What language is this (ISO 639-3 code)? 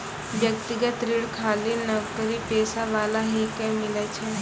mai